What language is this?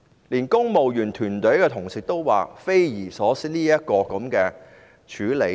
Cantonese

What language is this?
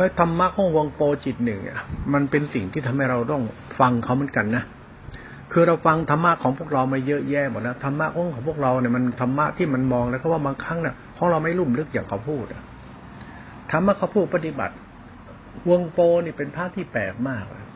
Thai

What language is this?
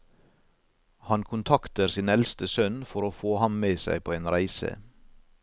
Norwegian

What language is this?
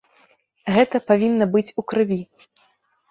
Belarusian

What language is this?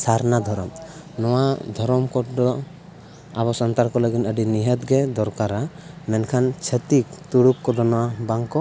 Santali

